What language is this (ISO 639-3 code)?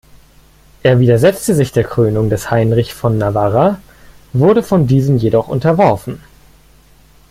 deu